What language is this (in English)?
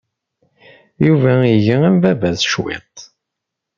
Kabyle